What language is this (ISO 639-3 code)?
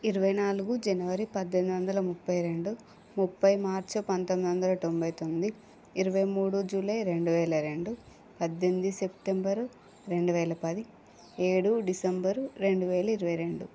tel